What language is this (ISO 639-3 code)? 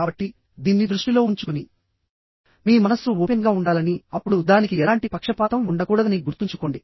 tel